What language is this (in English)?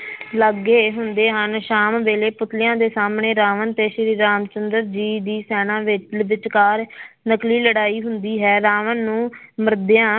Punjabi